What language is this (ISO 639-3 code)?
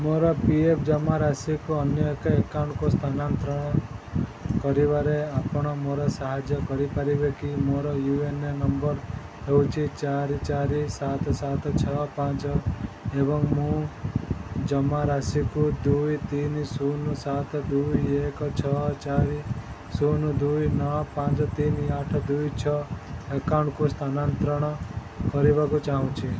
ori